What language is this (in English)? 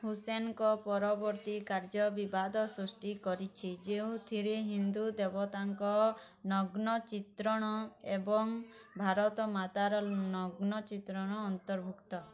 Odia